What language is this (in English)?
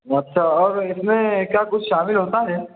Urdu